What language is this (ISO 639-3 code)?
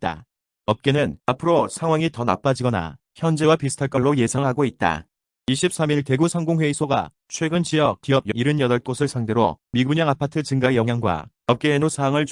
kor